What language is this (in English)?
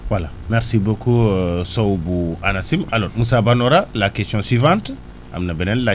Wolof